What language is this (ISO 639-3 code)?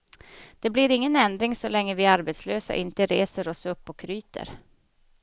swe